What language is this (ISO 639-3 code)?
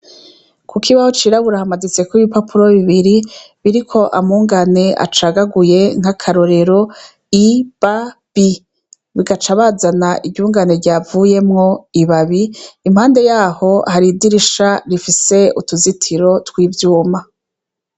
run